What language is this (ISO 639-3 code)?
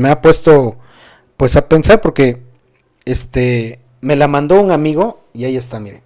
spa